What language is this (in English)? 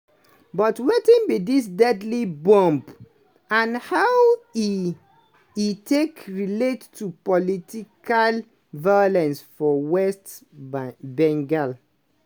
Nigerian Pidgin